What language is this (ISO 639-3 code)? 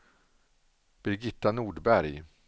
swe